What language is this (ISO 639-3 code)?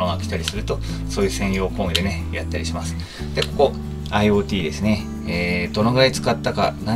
jpn